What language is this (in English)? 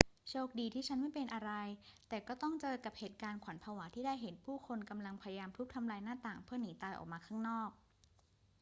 Thai